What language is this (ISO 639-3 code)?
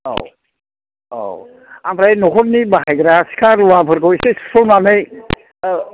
brx